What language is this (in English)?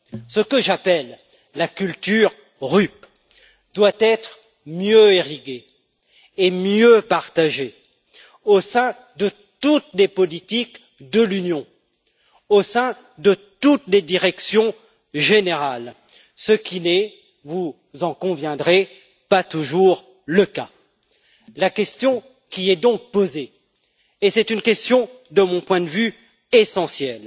French